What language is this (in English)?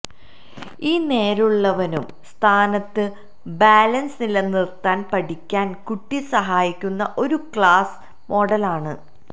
Malayalam